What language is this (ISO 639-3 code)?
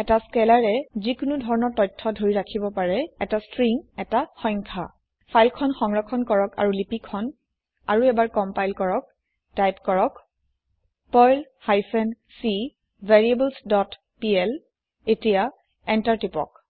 asm